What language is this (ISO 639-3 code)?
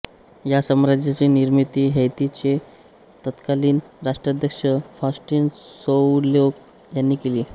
mar